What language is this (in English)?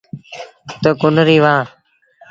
Sindhi Bhil